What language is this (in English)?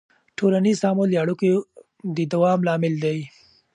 Pashto